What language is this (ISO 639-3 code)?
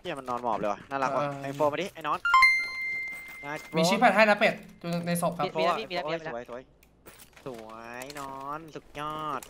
tha